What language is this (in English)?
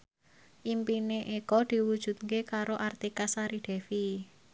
Javanese